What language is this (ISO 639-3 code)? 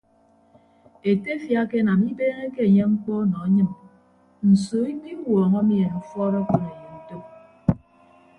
ibb